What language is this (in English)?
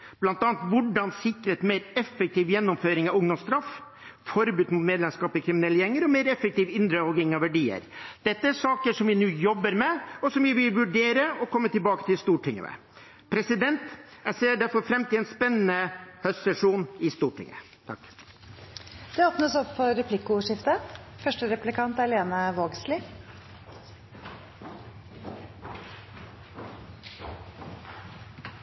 Norwegian